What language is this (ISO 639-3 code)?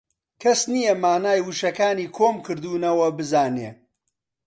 ckb